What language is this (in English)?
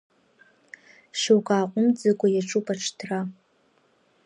Abkhazian